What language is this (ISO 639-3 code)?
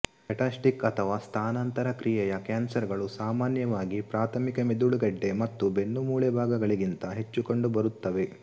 kan